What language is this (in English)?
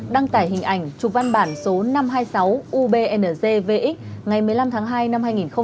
Vietnamese